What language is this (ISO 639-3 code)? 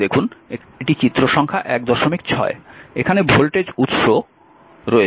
ben